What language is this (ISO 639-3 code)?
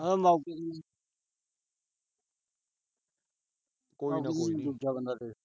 pan